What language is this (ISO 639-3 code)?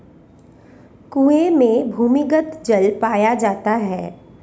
hin